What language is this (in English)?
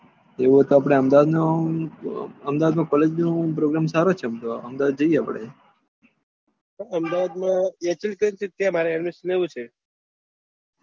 Gujarati